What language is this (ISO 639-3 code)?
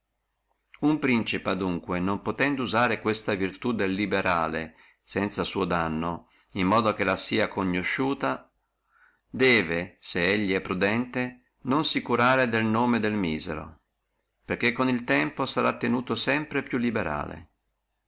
ita